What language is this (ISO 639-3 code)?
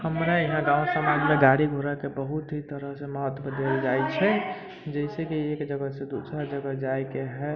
mai